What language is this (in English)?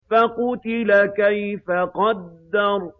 Arabic